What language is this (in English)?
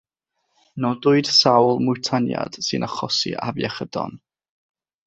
Welsh